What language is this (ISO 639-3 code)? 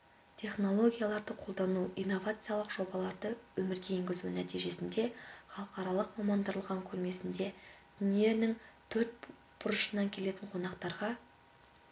kaz